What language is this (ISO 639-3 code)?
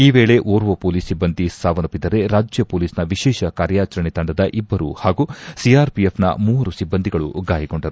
kan